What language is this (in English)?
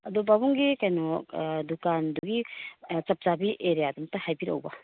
Manipuri